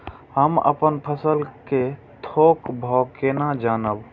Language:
Maithili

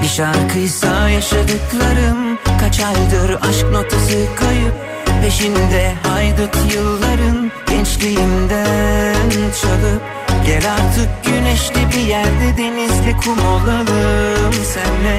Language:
Turkish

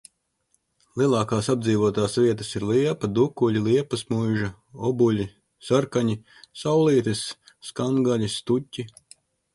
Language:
Latvian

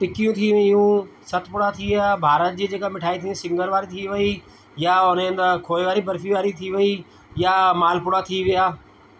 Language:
Sindhi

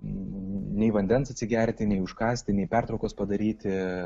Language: Lithuanian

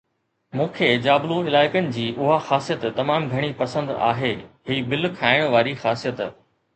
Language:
Sindhi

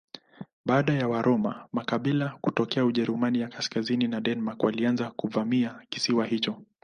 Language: Swahili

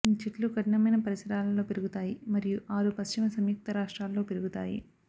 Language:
Telugu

